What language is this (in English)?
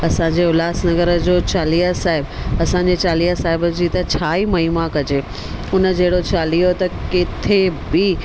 Sindhi